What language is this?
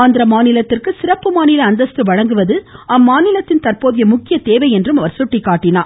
Tamil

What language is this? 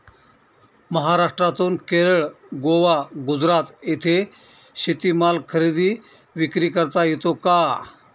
Marathi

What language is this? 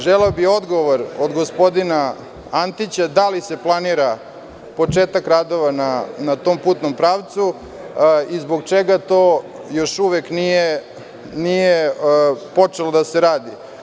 Serbian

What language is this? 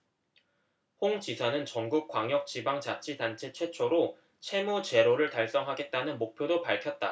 Korean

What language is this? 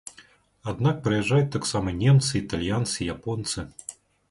Belarusian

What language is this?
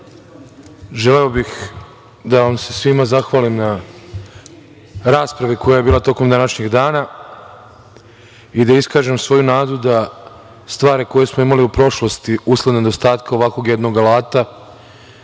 Serbian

